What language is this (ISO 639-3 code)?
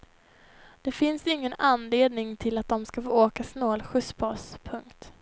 swe